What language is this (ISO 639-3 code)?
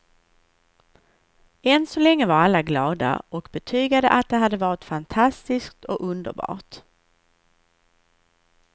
swe